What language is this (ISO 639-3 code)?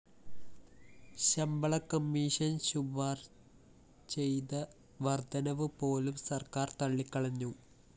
mal